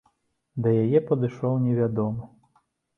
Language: Belarusian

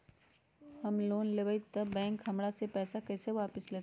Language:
Magahi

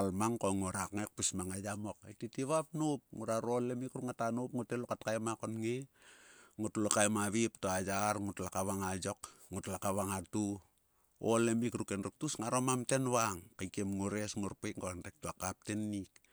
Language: Sulka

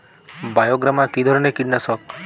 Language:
Bangla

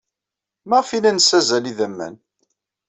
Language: Kabyle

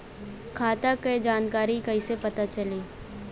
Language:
Bhojpuri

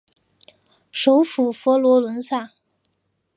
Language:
Chinese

